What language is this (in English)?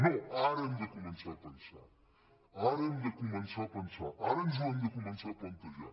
Catalan